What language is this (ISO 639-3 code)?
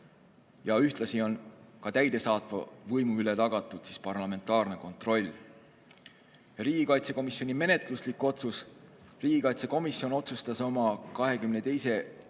est